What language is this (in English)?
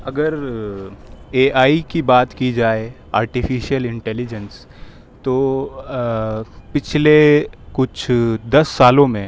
Urdu